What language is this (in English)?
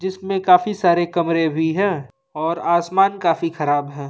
Hindi